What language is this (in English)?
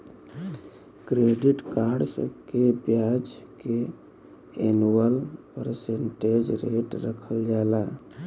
Bhojpuri